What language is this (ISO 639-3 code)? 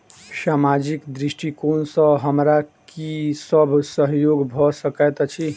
mai